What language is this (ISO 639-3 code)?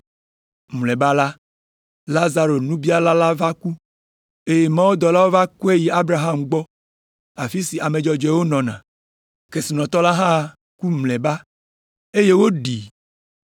ewe